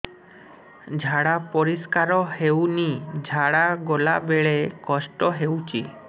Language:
Odia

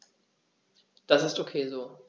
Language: German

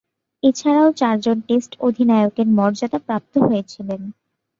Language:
Bangla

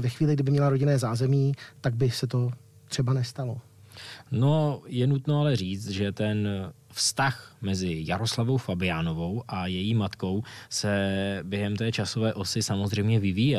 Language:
Czech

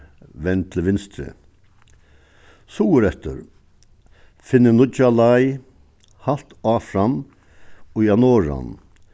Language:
Faroese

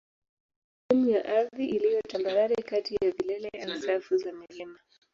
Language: Swahili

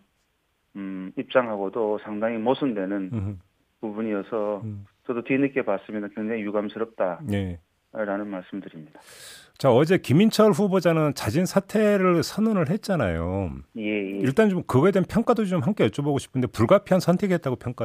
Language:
Korean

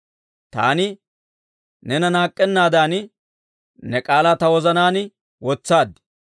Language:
Dawro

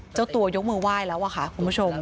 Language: Thai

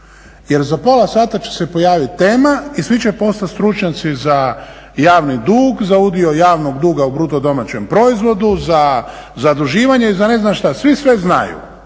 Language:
Croatian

